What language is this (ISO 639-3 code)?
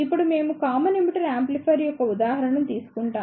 tel